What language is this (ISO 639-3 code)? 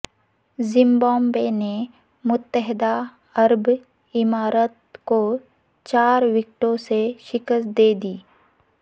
urd